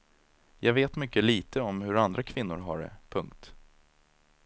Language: Swedish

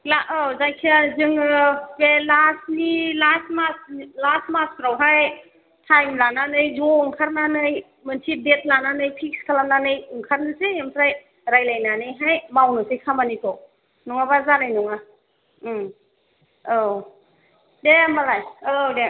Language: Bodo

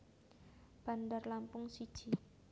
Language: Javanese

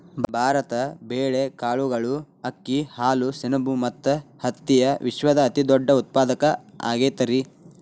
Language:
Kannada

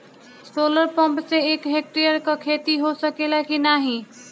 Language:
Bhojpuri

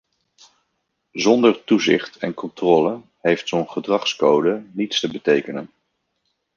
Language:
Dutch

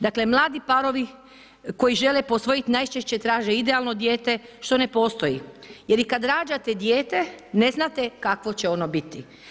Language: Croatian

